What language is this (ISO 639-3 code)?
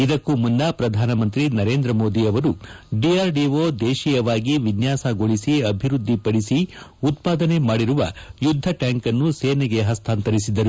kan